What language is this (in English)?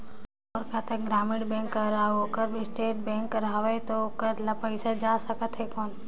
Chhattisgarhi